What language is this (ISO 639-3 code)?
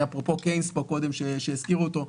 heb